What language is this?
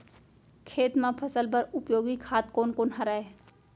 Chhattisgarhi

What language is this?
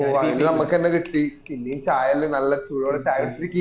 Malayalam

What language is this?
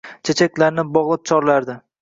Uzbek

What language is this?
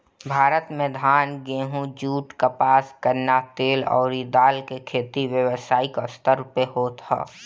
Bhojpuri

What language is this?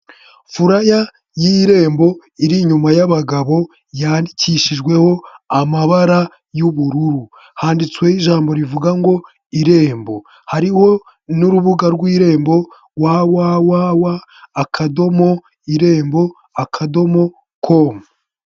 Kinyarwanda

